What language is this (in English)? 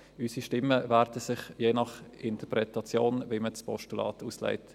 Swiss German